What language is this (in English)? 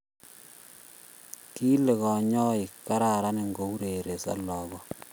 Kalenjin